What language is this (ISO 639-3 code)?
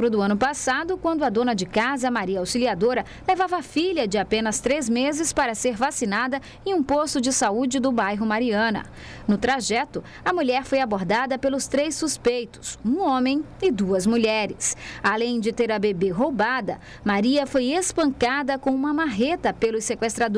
por